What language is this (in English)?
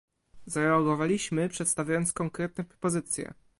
Polish